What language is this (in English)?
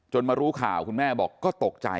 Thai